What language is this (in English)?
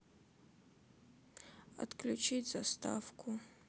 Russian